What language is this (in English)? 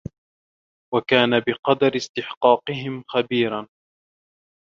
Arabic